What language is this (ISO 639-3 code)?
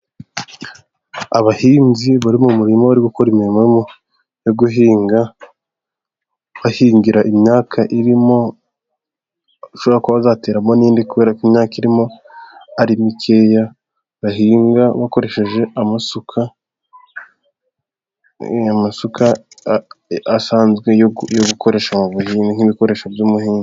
kin